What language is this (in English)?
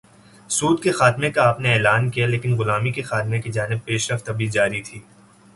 Urdu